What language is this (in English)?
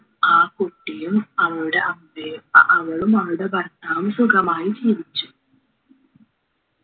Malayalam